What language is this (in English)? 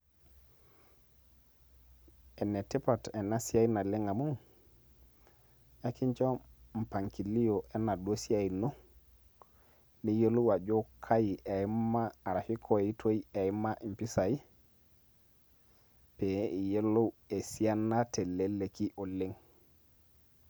Masai